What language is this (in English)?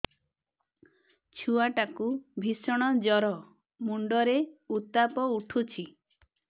Odia